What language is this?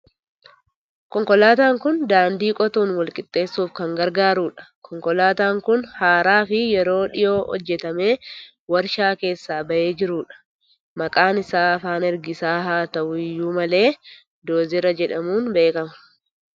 Oromo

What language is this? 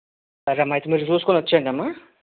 Telugu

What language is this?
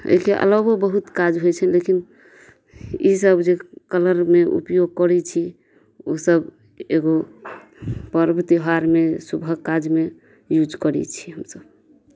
Maithili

